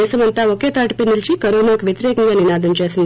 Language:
Telugu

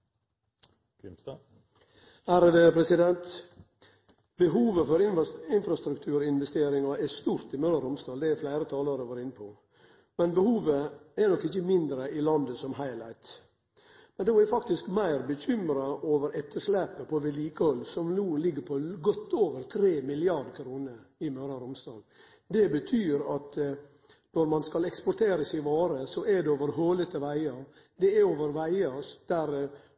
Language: Norwegian Nynorsk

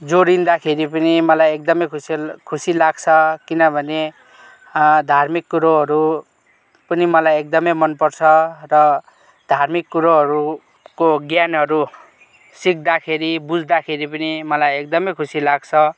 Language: Nepali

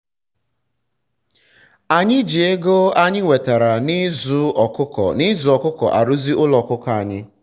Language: Igbo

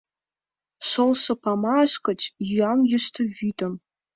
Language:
Mari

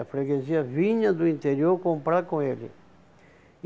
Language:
Portuguese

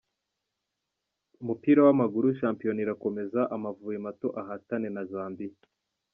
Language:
Kinyarwanda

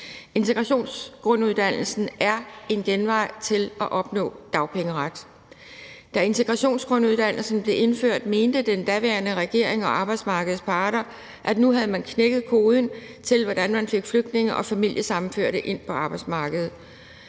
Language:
Danish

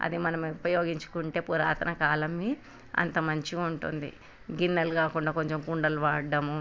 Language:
Telugu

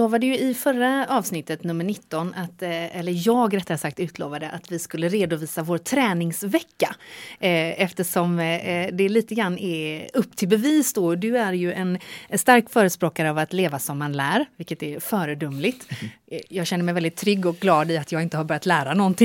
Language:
Swedish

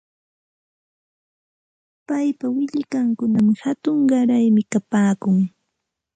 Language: Santa Ana de Tusi Pasco Quechua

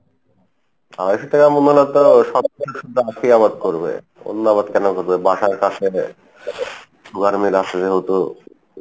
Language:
Bangla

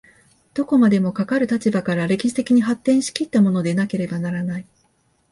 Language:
Japanese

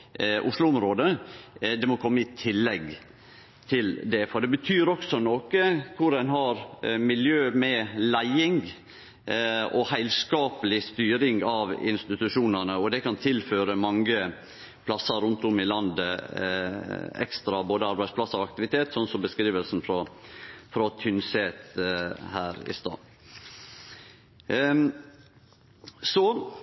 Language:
Norwegian Nynorsk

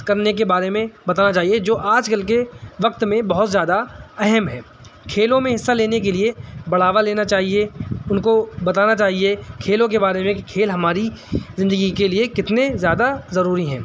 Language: Urdu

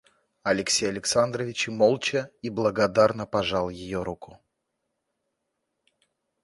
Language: Russian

